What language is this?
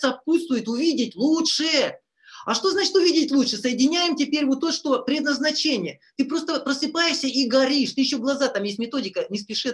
Russian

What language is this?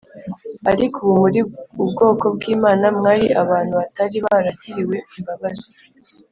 Kinyarwanda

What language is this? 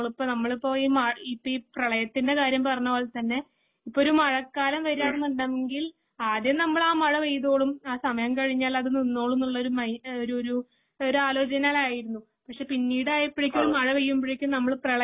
Malayalam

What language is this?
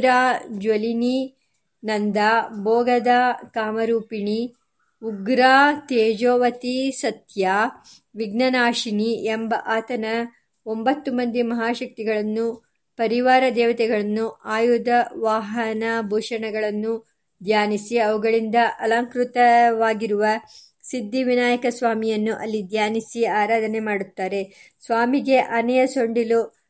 Kannada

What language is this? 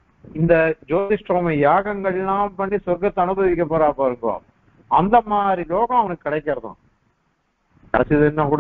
Arabic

